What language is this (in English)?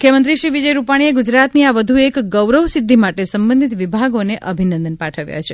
Gujarati